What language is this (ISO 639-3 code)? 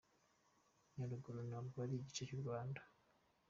kin